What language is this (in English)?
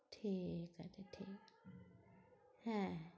Bangla